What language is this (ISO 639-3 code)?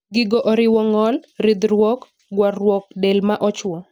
luo